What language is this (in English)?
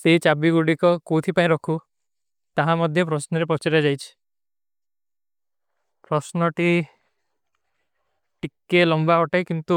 Kui (India)